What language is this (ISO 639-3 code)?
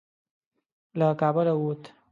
pus